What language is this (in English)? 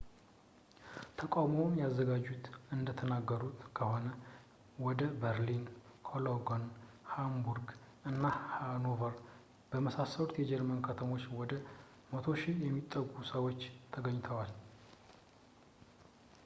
Amharic